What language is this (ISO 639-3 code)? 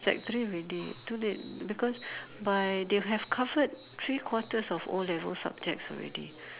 eng